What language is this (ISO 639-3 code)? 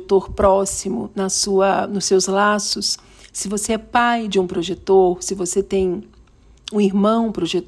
por